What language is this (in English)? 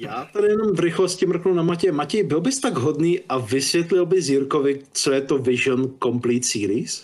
Czech